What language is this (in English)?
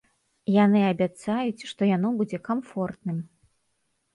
Belarusian